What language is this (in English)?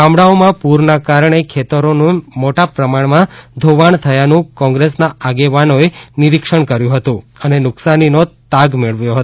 Gujarati